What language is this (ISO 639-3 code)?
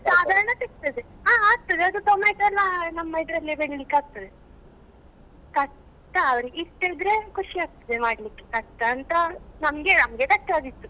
kan